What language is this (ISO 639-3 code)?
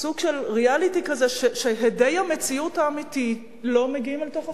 heb